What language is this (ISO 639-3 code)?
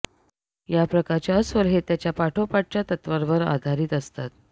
mar